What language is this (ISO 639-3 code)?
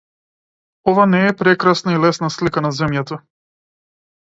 mkd